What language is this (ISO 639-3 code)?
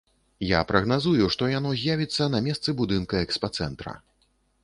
bel